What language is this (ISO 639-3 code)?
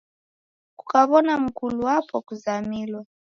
dav